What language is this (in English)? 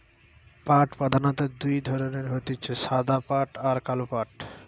Bangla